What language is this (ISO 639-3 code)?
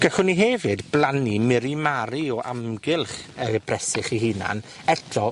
cym